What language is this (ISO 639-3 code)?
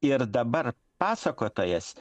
lit